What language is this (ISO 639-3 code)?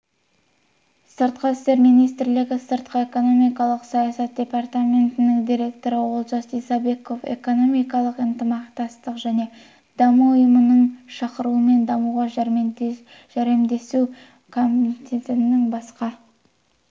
kaz